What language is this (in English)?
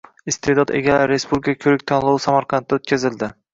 Uzbek